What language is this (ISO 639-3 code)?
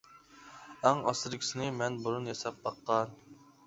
uig